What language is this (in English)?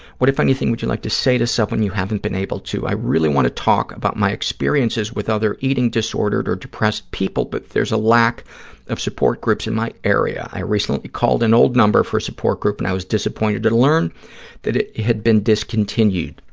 English